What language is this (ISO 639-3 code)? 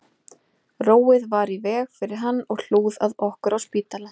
isl